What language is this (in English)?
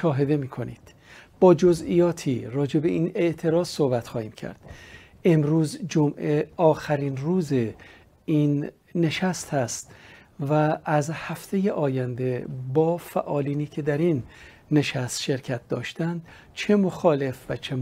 Persian